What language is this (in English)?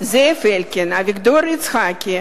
Hebrew